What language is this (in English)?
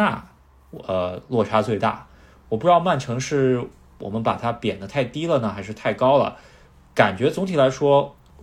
Chinese